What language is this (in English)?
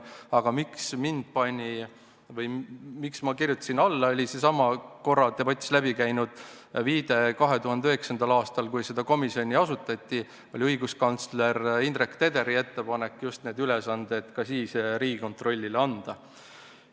Estonian